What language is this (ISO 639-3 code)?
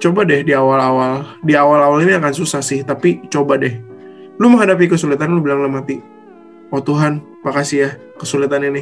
ind